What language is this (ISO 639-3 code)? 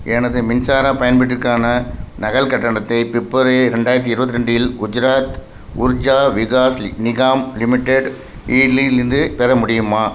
tam